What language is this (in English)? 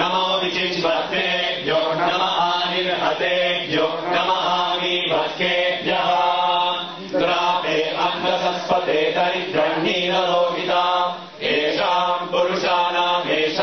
Italian